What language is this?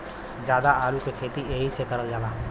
Bhojpuri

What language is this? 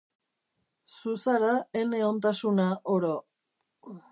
Basque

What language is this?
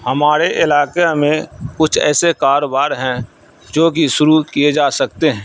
Urdu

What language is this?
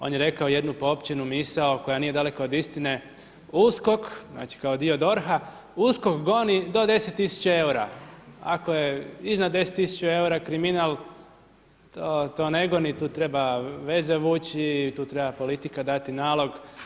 Croatian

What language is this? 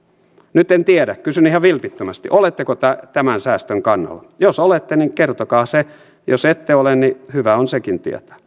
Finnish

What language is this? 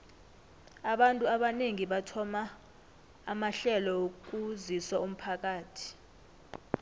South Ndebele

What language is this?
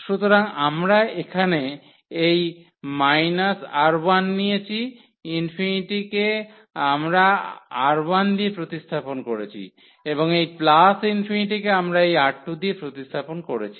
Bangla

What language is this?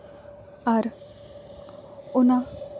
Santali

